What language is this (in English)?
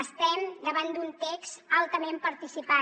Catalan